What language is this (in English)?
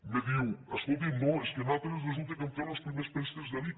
Catalan